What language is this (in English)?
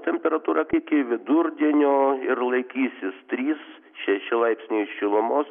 Lithuanian